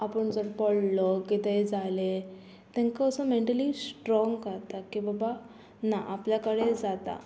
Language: Konkani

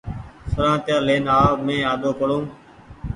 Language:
Goaria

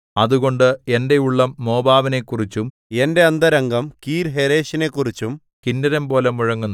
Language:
Malayalam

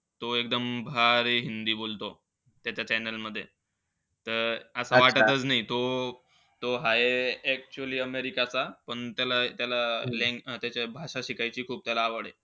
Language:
Marathi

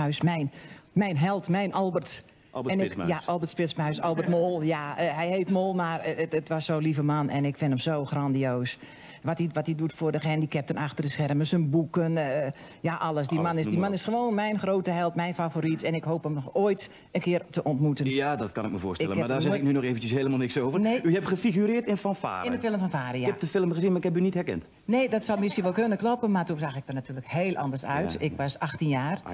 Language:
Dutch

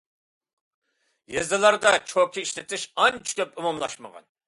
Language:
Uyghur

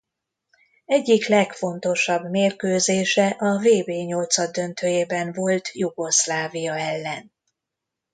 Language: Hungarian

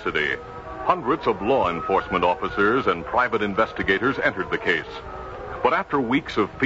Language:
English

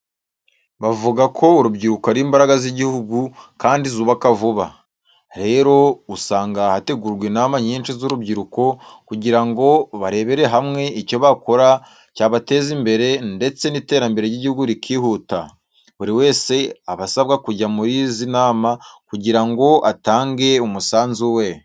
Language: Kinyarwanda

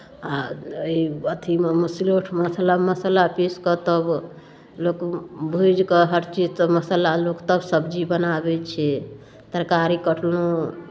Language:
Maithili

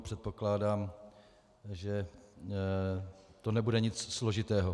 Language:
Czech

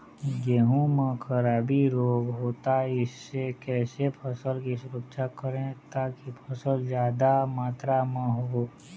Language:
Chhattisgarhi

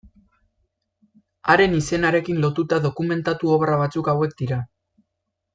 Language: Basque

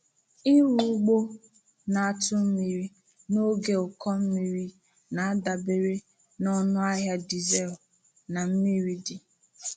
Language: Igbo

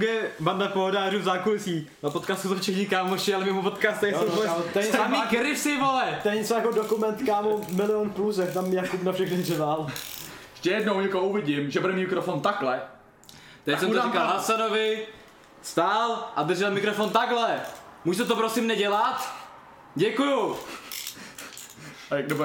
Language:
Czech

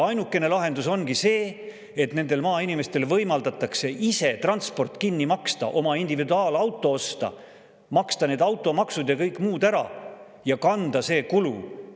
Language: Estonian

